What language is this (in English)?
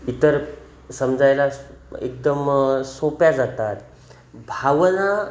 Marathi